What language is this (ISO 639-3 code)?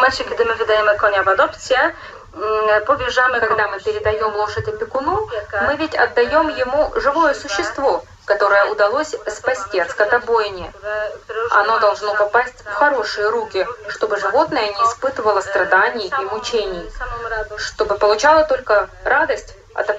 rus